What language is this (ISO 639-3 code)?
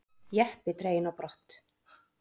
isl